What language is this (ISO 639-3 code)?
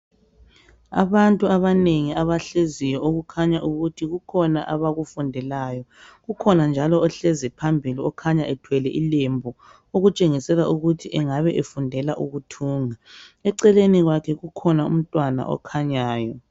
nde